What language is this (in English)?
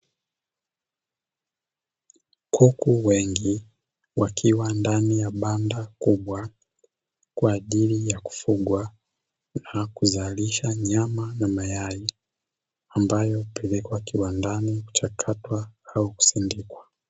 Swahili